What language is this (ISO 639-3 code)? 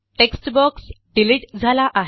mar